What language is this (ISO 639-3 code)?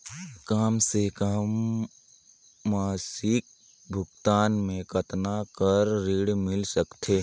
hne